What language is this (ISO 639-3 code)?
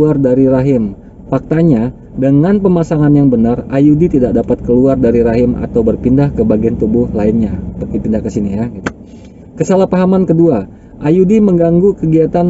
ind